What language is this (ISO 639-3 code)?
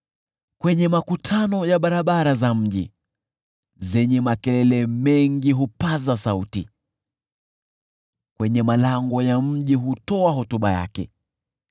swa